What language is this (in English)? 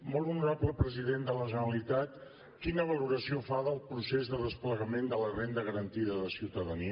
Catalan